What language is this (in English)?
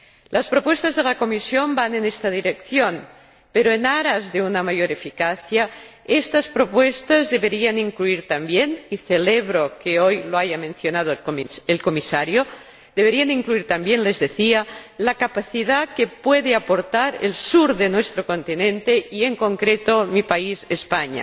Spanish